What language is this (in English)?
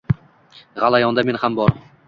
Uzbek